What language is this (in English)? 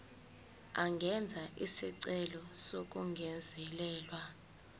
Zulu